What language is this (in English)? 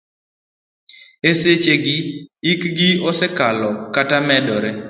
Luo (Kenya and Tanzania)